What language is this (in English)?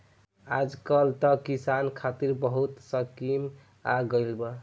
Bhojpuri